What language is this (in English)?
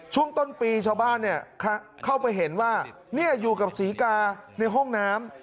Thai